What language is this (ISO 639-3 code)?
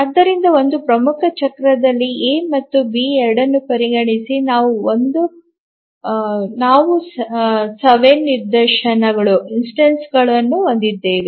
kan